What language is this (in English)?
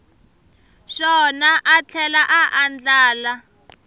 Tsonga